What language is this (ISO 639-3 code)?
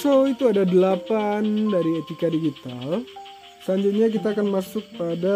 ind